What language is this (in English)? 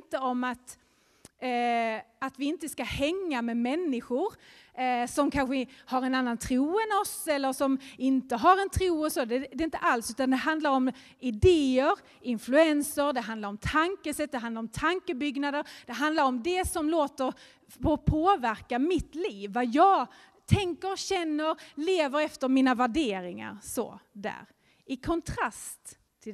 Swedish